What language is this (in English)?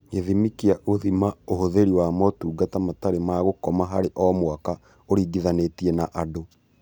Kikuyu